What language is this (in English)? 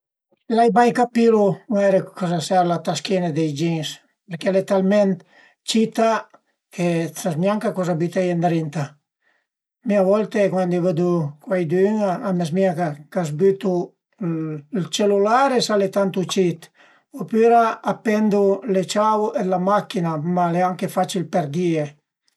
Piedmontese